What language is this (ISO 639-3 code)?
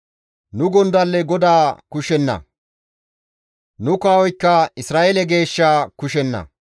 gmv